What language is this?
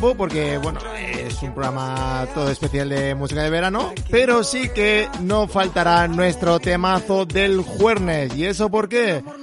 Spanish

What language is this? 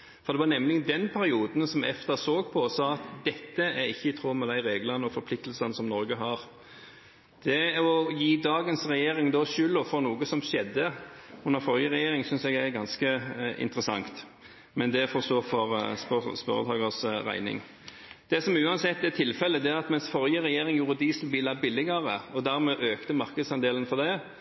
Norwegian Bokmål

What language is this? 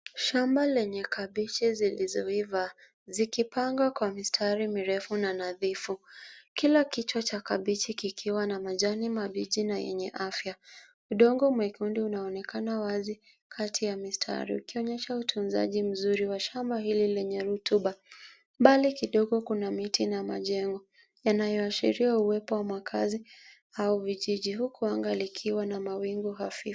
Swahili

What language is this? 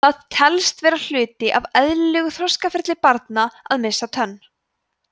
Icelandic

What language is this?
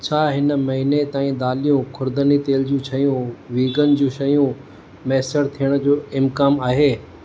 Sindhi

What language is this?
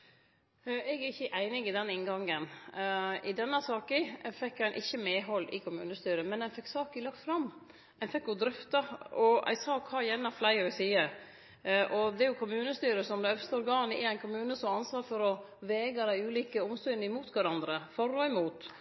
Norwegian Nynorsk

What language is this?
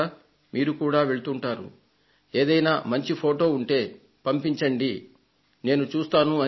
Telugu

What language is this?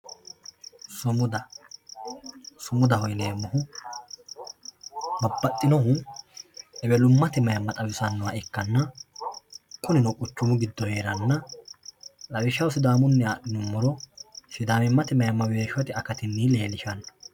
Sidamo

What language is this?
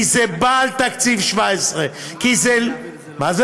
Hebrew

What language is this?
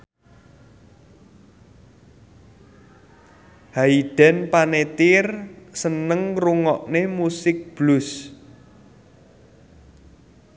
Javanese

